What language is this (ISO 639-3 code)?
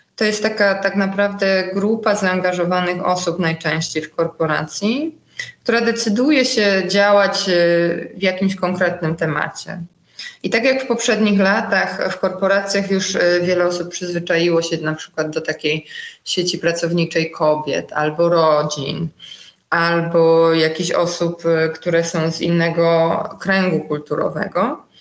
pol